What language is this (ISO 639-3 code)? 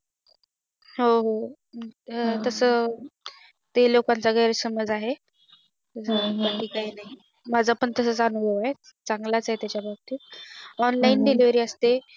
mar